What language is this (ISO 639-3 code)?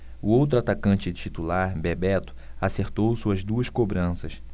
por